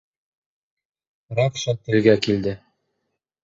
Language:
Bashkir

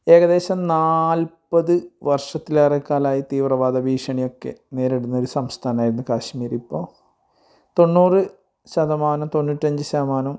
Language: Malayalam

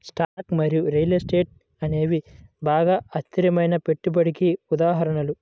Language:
Telugu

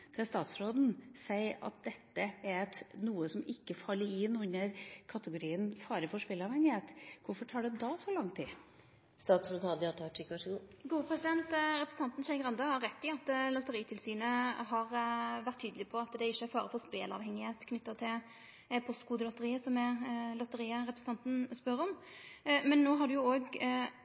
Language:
Norwegian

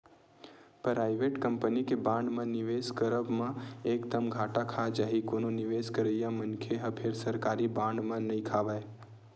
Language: Chhattisgarhi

